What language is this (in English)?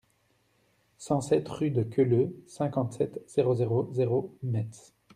French